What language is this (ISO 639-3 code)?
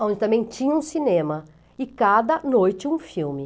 por